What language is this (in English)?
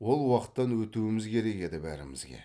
Kazakh